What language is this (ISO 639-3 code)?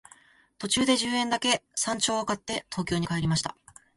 jpn